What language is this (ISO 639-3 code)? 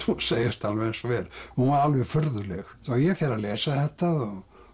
isl